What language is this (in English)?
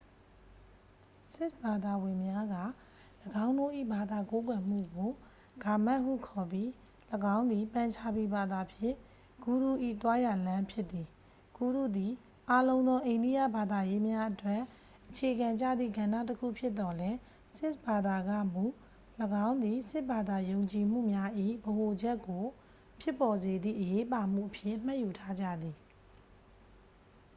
Burmese